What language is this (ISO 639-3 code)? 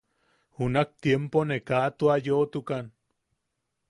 yaq